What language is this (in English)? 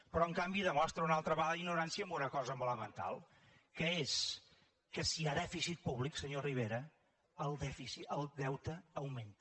Catalan